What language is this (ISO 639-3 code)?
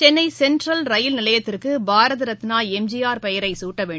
tam